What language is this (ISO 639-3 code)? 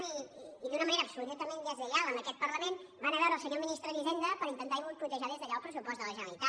cat